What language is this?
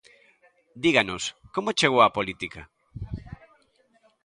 Galician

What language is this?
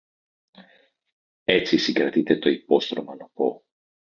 Greek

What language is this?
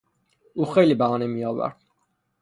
Persian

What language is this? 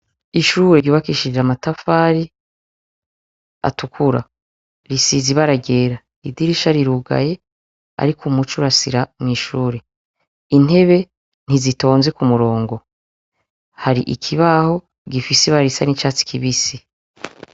Rundi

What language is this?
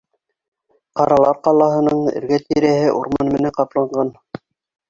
Bashkir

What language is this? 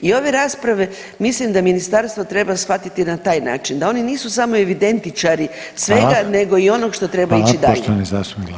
Croatian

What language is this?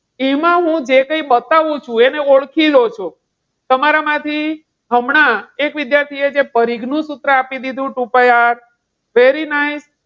Gujarati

